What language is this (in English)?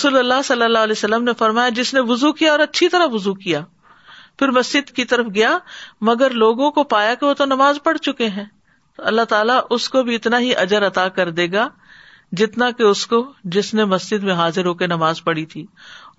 Urdu